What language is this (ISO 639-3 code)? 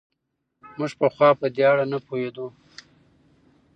pus